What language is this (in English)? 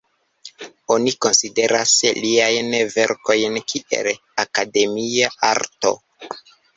Esperanto